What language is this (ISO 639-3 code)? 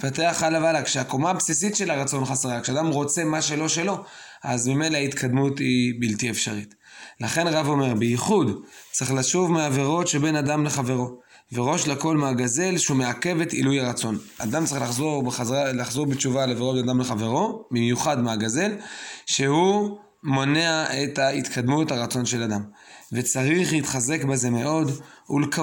heb